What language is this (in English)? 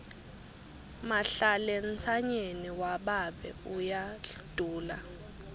Swati